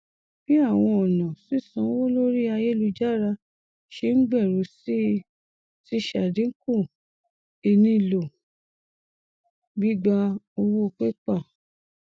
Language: Yoruba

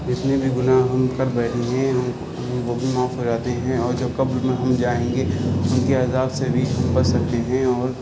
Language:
Urdu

